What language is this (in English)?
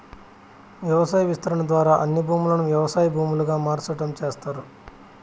Telugu